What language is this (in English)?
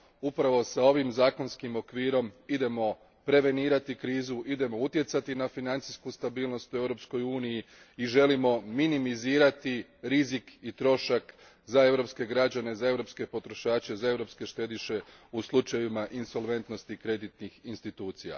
Croatian